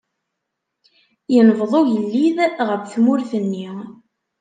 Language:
Kabyle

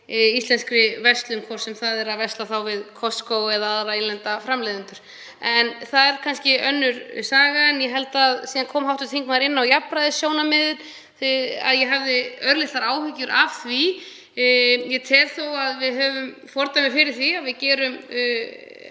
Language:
Icelandic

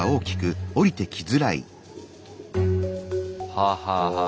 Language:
Japanese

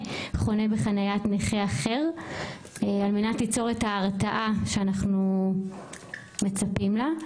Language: Hebrew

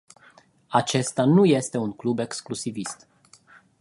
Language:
Romanian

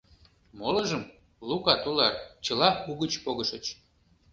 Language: Mari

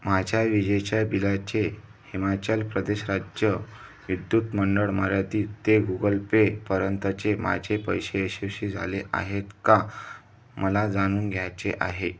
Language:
Marathi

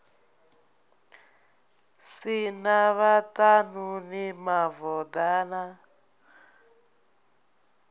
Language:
Venda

